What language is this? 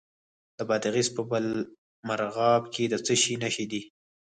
Pashto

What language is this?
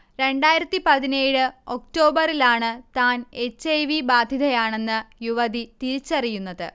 Malayalam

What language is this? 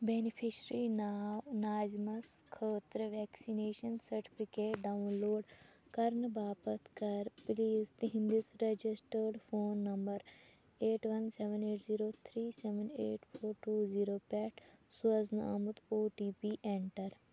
Kashmiri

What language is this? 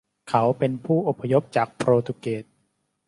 Thai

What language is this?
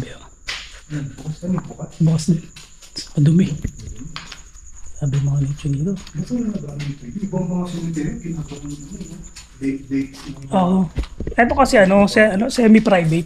Filipino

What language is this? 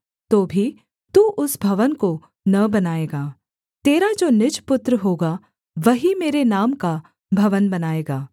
Hindi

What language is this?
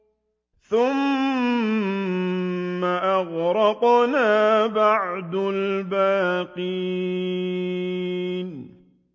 Arabic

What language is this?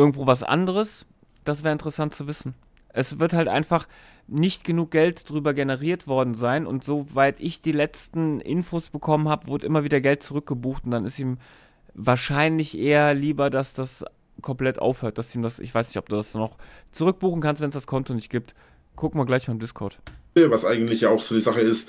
German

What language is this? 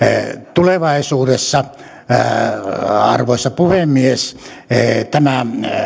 Finnish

